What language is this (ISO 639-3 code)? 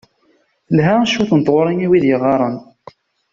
kab